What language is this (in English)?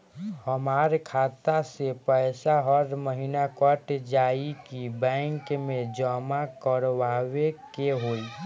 Bhojpuri